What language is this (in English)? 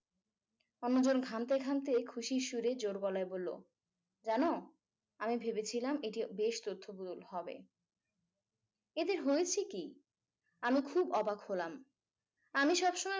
Bangla